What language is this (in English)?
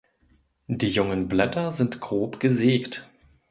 German